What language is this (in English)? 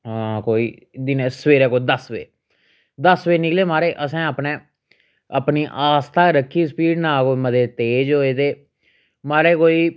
Dogri